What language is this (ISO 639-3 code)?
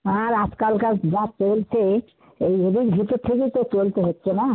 ben